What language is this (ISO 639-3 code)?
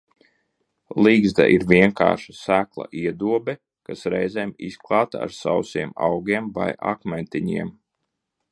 lav